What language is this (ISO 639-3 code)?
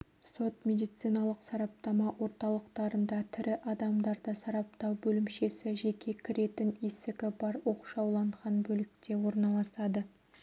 kaz